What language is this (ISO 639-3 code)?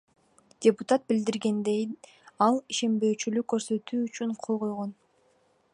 kir